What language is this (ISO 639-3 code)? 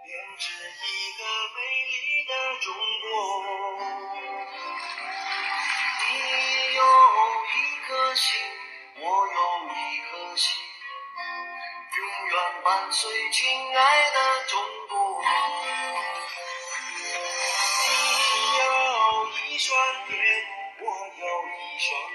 zho